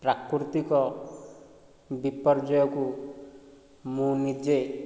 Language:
Odia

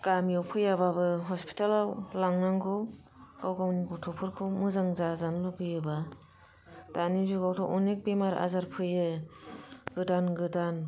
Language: Bodo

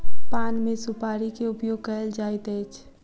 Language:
Maithili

